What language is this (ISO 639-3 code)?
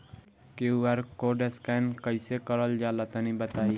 bho